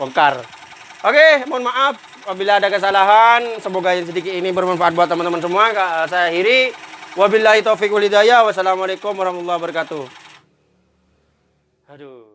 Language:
Indonesian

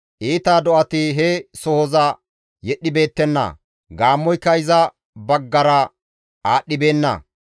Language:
Gamo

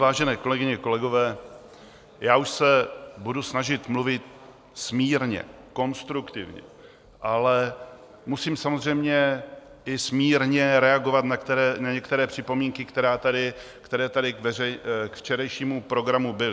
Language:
Czech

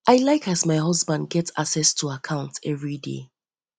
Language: Nigerian Pidgin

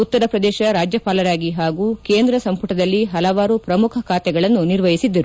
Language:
Kannada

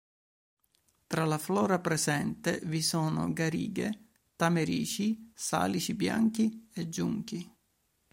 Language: Italian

